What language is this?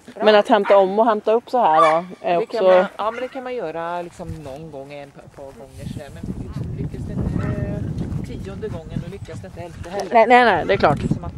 Swedish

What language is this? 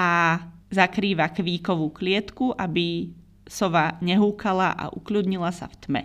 Slovak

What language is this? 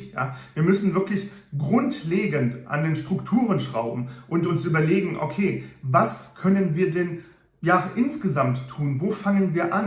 German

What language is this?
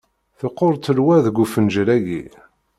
Kabyle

